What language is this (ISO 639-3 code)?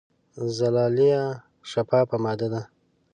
pus